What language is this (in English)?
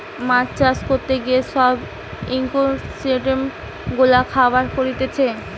Bangla